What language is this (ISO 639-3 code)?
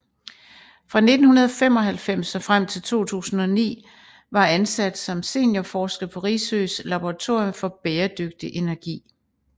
dan